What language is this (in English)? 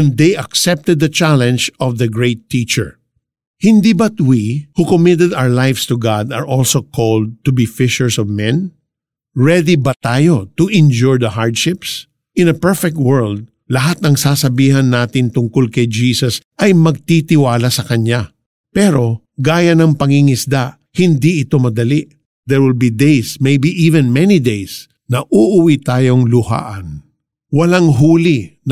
Filipino